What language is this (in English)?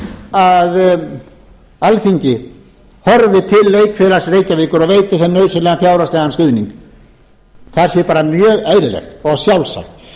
Icelandic